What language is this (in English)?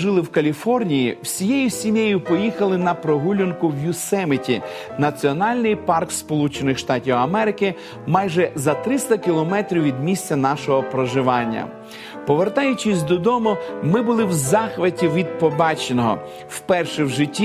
Ukrainian